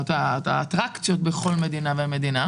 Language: Hebrew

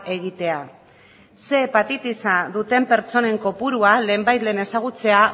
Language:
Basque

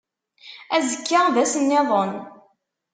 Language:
Kabyle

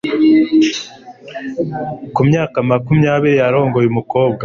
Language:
Kinyarwanda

